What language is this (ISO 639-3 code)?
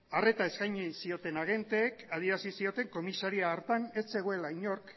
eus